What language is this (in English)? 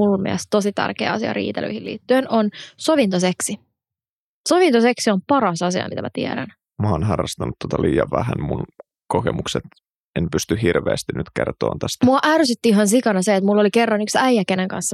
Finnish